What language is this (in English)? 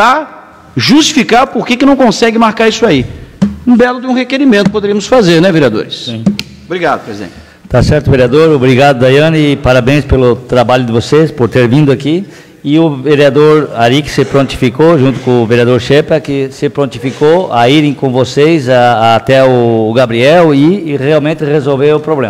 Portuguese